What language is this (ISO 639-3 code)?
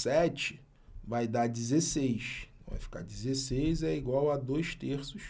por